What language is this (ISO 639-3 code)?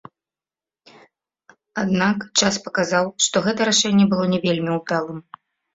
bel